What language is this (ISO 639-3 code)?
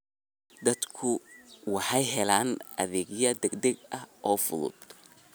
som